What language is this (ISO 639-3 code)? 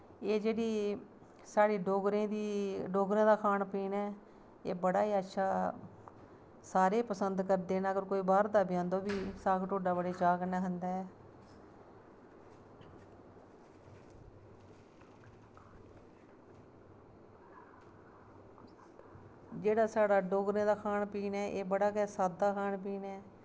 doi